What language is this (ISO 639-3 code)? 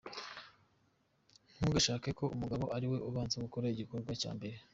kin